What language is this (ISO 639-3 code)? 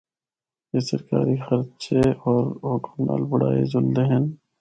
hno